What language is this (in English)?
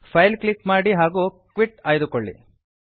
Kannada